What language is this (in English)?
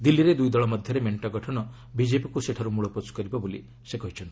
Odia